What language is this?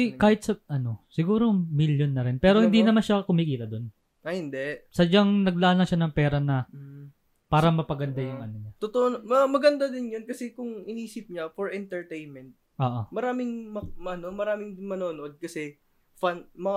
Filipino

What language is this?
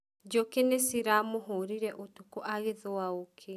Kikuyu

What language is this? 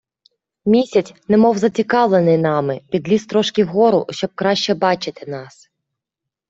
Ukrainian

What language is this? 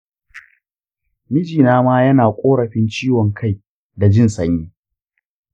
Hausa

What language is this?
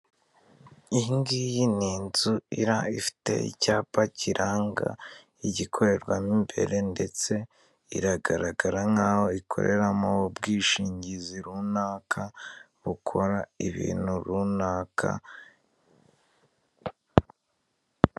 Kinyarwanda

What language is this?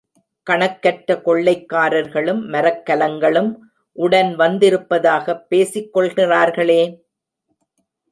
Tamil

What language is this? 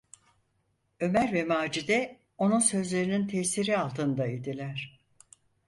Turkish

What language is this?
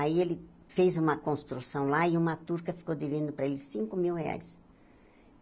Portuguese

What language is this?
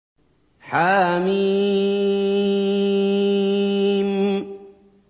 Arabic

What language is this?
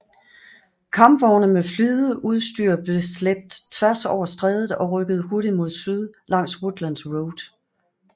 Danish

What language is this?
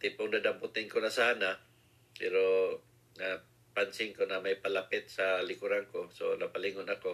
Filipino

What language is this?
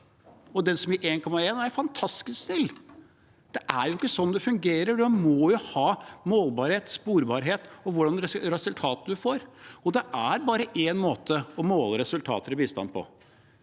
Norwegian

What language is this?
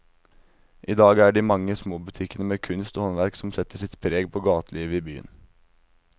Norwegian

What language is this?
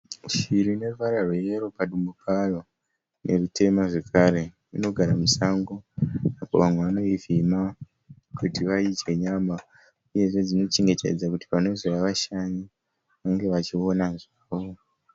Shona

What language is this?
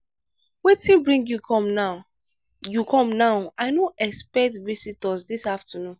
Nigerian Pidgin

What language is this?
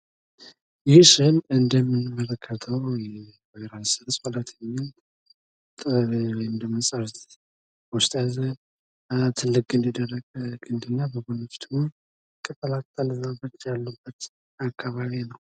Amharic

